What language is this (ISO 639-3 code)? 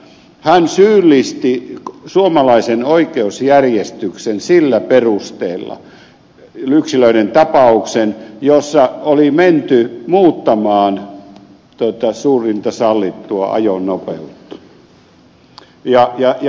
fin